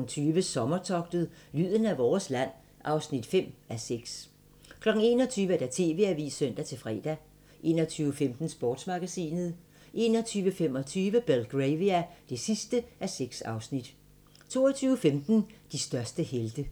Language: Danish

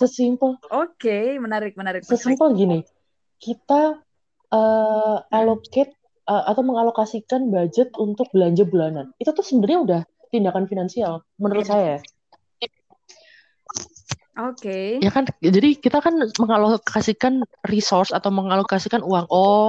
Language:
Indonesian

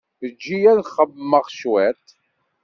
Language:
Kabyle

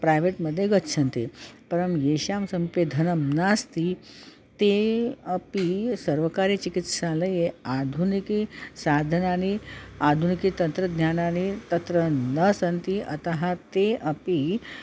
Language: Sanskrit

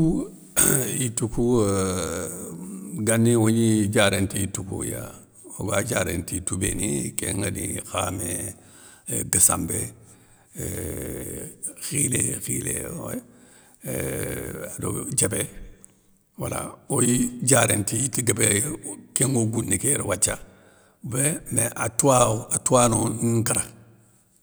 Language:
Soninke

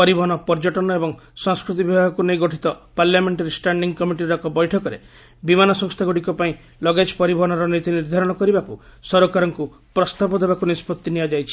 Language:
Odia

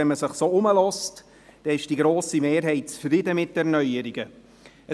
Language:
Swiss German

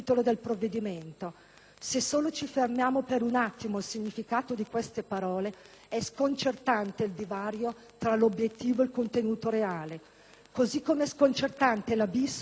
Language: Italian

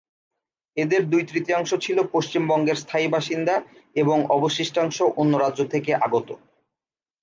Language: Bangla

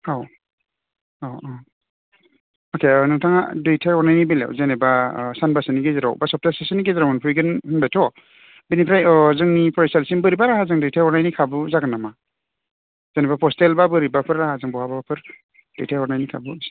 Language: Bodo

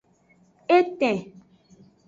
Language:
Aja (Benin)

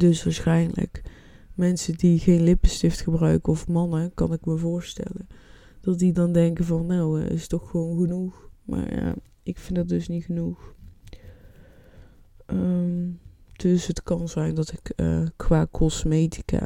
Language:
Dutch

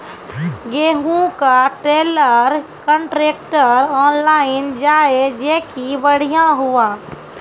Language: Maithili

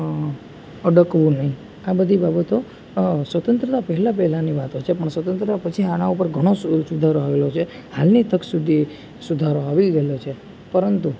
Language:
Gujarati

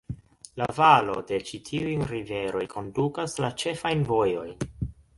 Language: Esperanto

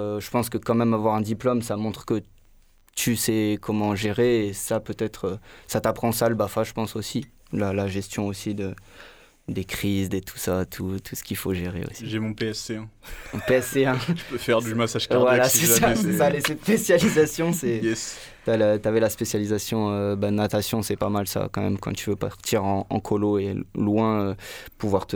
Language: French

